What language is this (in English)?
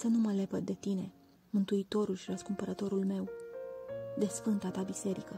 Romanian